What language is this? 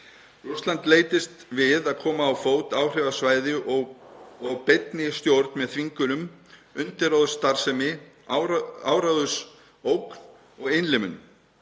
Icelandic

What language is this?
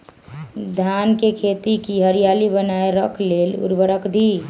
Magahi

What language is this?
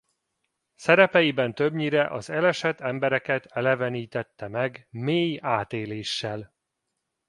Hungarian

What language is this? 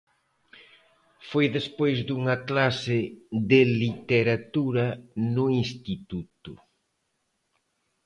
Galician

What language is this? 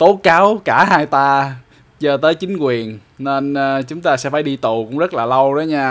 Vietnamese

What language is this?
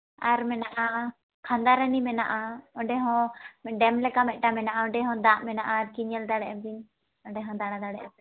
Santali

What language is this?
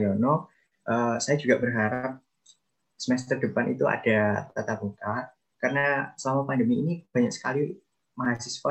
Indonesian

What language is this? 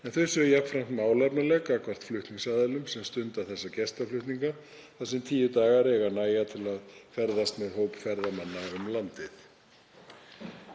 Icelandic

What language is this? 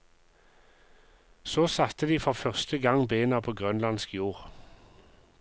Norwegian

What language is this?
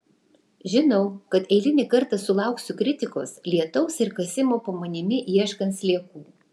Lithuanian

